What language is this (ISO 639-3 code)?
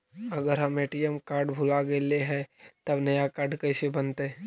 mag